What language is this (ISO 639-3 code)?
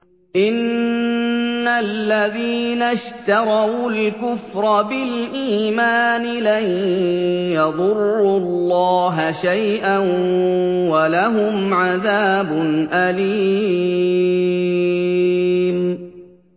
ara